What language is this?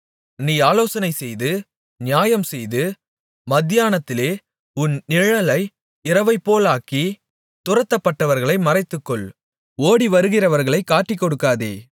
Tamil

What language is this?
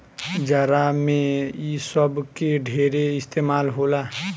Bhojpuri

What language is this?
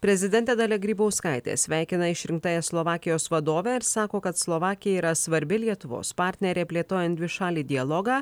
Lithuanian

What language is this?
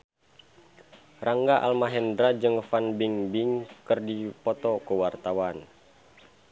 Sundanese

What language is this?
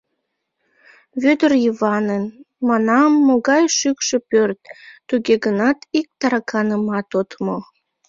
Mari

